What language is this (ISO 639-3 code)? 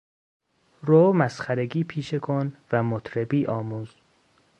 fas